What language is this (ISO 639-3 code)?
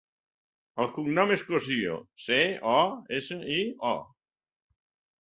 cat